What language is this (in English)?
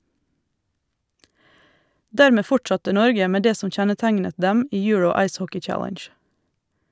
Norwegian